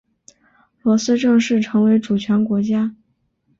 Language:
Chinese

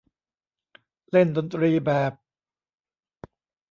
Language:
Thai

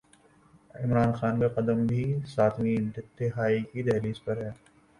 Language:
Urdu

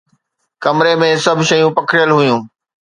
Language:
Sindhi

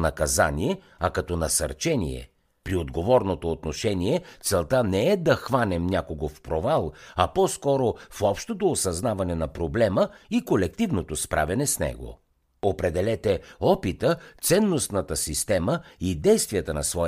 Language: Bulgarian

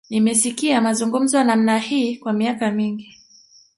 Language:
Swahili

